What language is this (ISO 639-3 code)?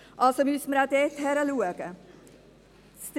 gsw